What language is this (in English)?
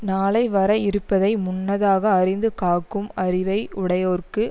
Tamil